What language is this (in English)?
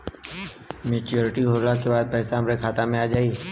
Bhojpuri